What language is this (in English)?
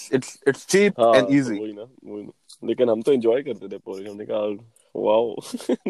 Urdu